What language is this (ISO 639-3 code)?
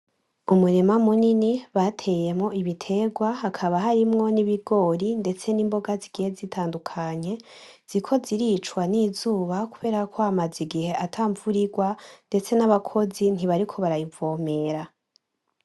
run